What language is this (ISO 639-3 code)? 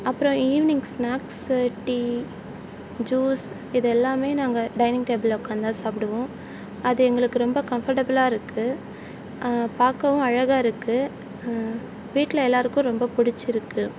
tam